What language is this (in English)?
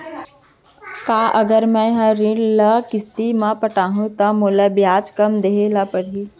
Chhattisgarhi